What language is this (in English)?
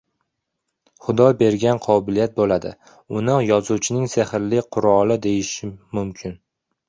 Uzbek